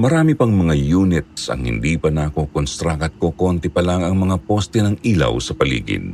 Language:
Filipino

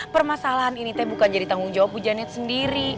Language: Indonesian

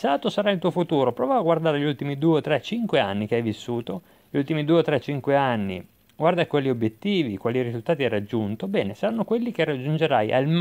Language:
Italian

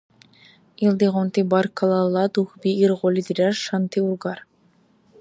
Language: Dargwa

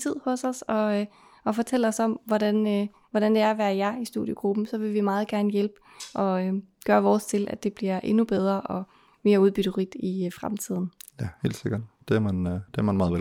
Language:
Danish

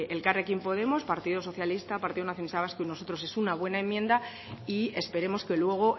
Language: Spanish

